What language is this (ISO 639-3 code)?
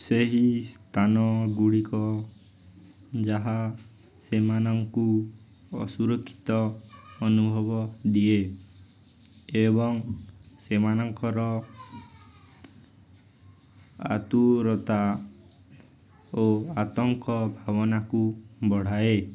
ori